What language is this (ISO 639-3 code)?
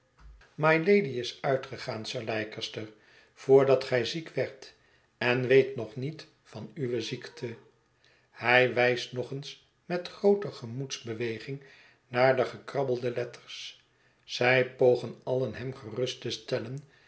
nld